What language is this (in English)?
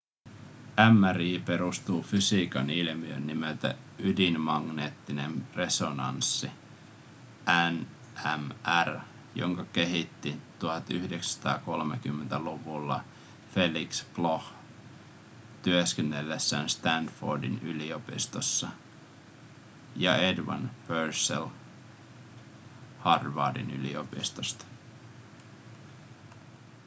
Finnish